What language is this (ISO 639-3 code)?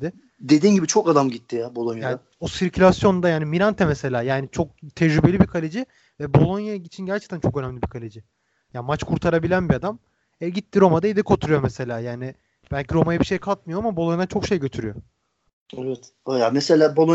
tur